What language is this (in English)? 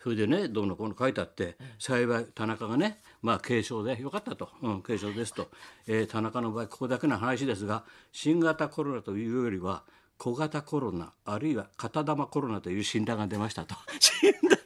Japanese